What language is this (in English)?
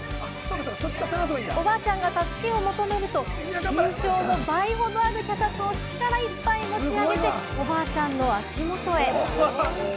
Japanese